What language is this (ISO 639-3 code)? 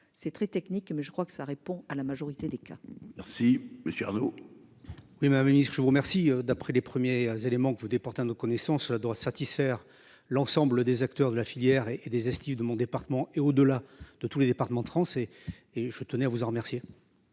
fra